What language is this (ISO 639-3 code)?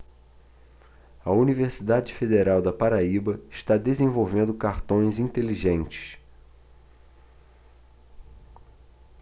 por